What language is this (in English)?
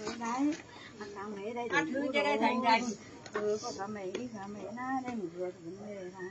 Vietnamese